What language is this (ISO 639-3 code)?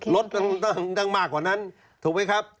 tha